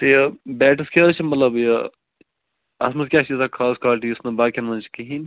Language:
Kashmiri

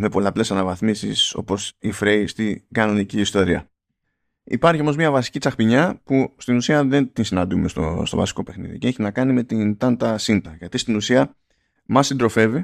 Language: Greek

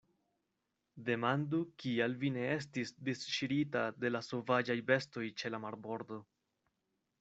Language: Esperanto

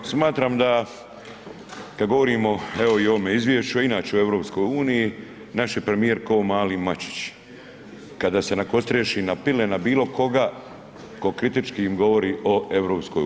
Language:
Croatian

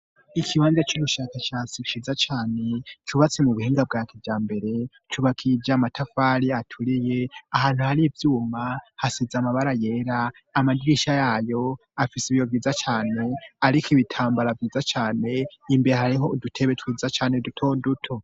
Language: Rundi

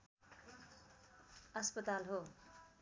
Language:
Nepali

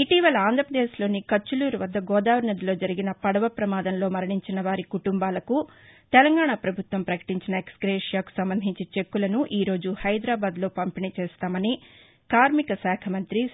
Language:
Telugu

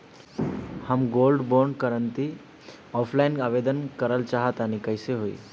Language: Bhojpuri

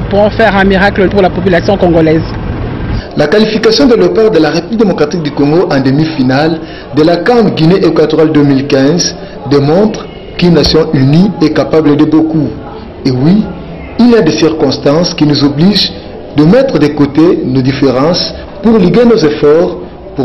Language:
French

